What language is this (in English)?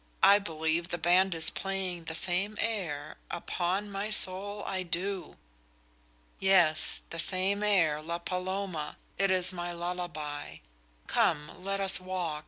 English